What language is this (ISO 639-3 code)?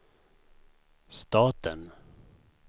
swe